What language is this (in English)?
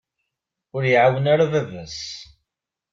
Kabyle